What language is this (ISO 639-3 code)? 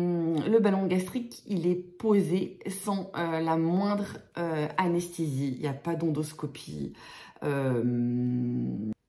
fra